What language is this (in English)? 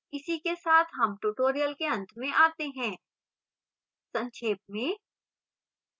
Hindi